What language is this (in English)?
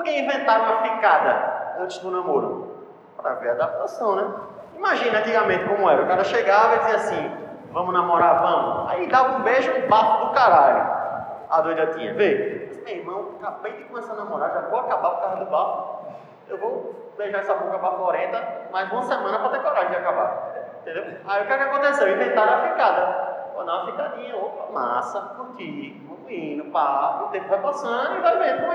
Portuguese